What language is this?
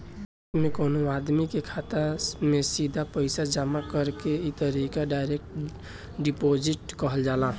Bhojpuri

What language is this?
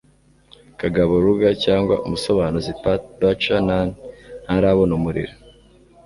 Kinyarwanda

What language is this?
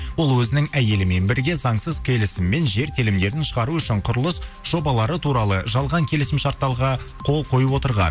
Kazakh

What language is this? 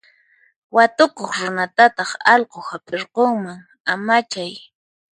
Puno Quechua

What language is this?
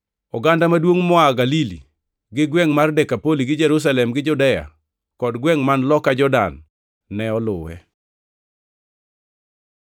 Luo (Kenya and Tanzania)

